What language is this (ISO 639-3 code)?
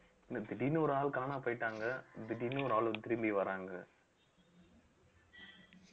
tam